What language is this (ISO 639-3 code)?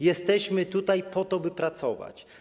pol